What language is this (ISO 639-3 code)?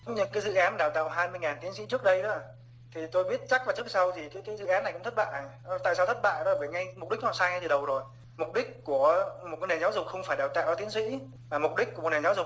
vie